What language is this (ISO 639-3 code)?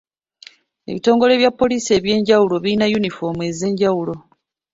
lug